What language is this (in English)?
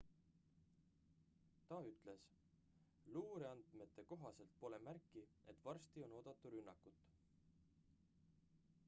Estonian